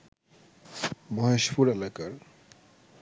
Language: Bangla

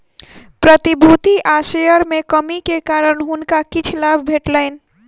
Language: Maithili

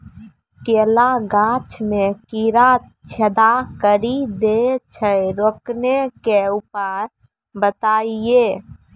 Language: Maithili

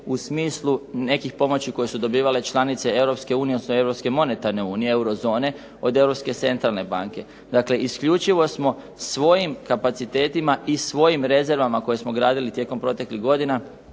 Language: Croatian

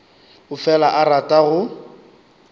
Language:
Northern Sotho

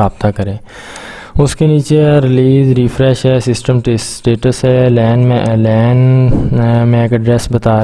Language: Urdu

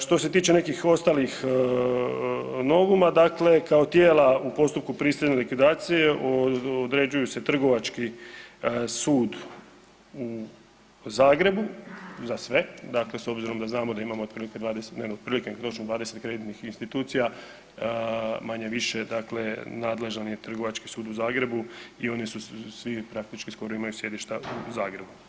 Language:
Croatian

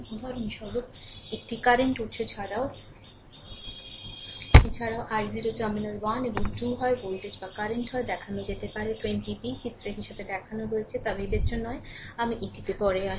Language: Bangla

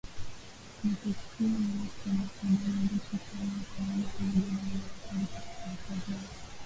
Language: Swahili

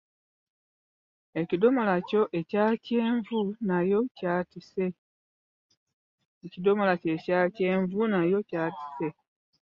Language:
Ganda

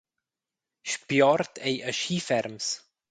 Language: Romansh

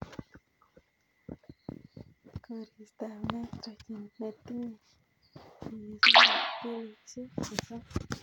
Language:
Kalenjin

